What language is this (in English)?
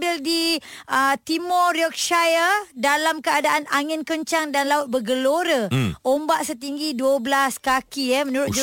Malay